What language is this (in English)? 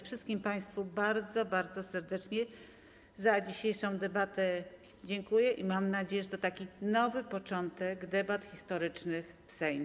Polish